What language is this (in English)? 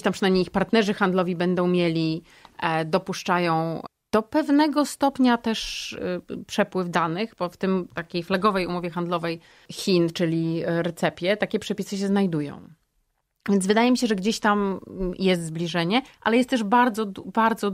Polish